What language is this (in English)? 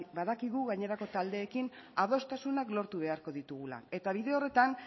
Basque